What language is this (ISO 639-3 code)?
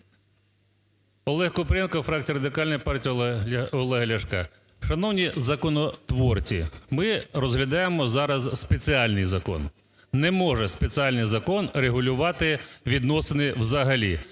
ukr